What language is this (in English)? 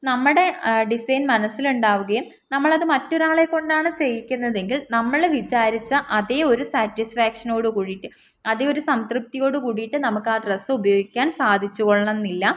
Malayalam